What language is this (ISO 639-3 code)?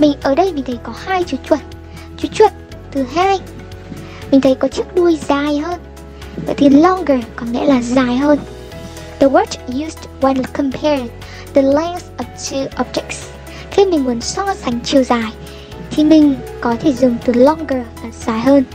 vie